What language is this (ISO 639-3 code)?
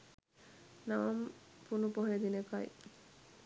sin